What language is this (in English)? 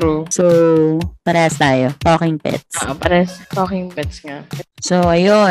Filipino